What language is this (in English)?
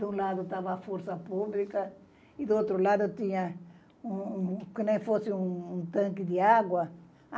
Portuguese